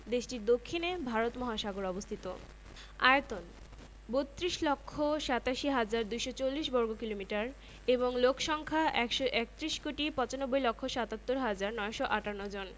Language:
Bangla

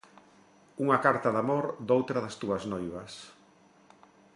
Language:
Galician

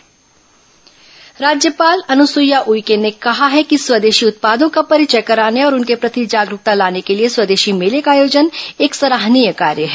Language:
Hindi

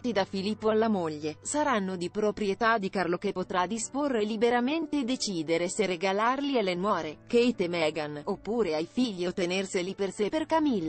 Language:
Italian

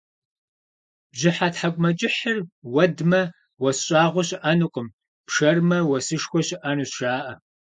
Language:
Kabardian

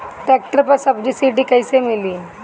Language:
Bhojpuri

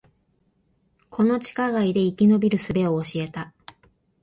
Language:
Japanese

